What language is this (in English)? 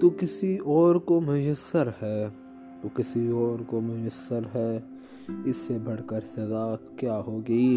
Urdu